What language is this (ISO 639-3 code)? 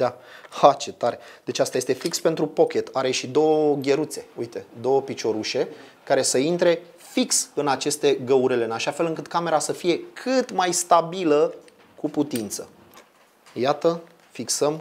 ron